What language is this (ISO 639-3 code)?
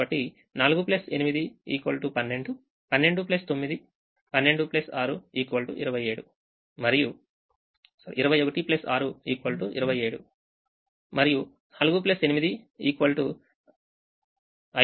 tel